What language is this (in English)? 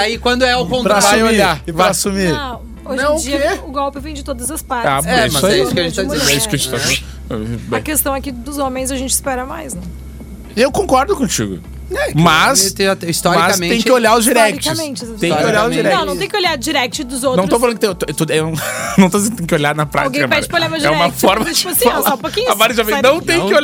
Portuguese